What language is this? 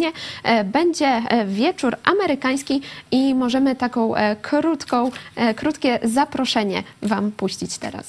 Polish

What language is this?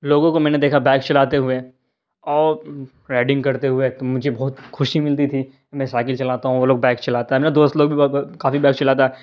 Urdu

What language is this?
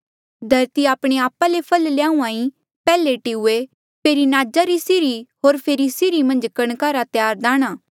Mandeali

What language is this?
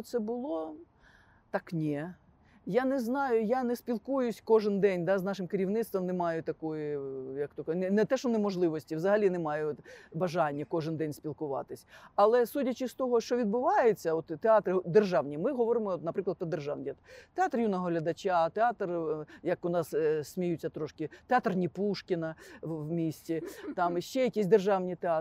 Ukrainian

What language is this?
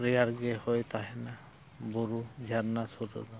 Santali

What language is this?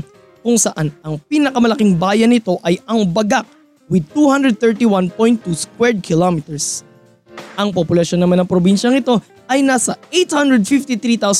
Filipino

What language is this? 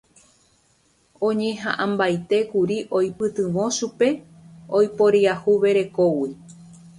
Guarani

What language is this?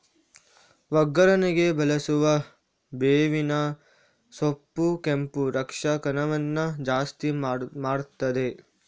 Kannada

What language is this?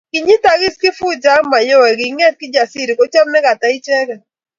Kalenjin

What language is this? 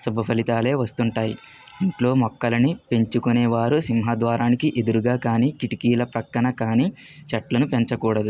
Telugu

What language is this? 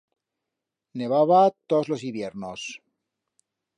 Aragonese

